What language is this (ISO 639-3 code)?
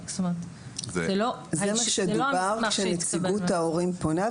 heb